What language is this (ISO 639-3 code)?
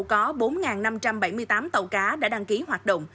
vie